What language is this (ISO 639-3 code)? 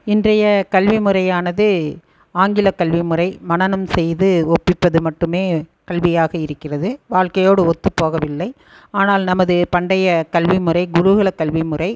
tam